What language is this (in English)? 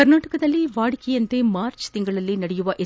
Kannada